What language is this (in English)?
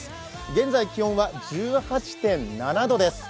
Japanese